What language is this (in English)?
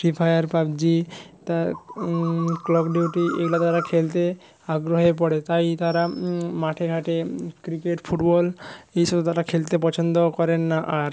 Bangla